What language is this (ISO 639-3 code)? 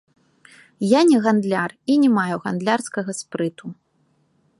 bel